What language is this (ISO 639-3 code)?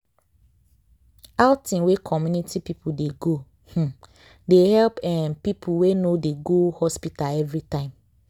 pcm